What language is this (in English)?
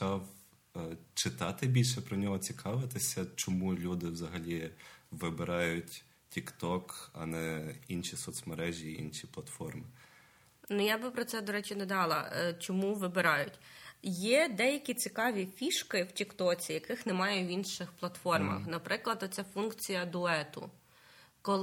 Ukrainian